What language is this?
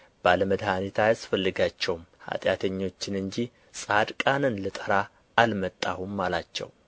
Amharic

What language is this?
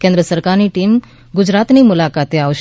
Gujarati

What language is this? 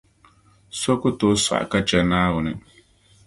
Dagbani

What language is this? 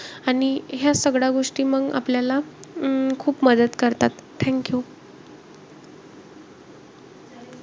Marathi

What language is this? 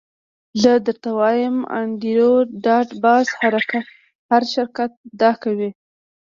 Pashto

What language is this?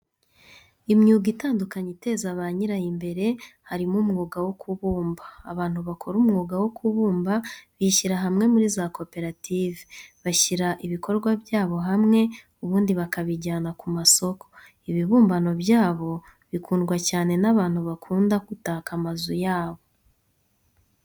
Kinyarwanda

